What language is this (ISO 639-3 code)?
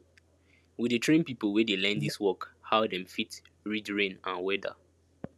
pcm